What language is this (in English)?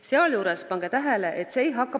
Estonian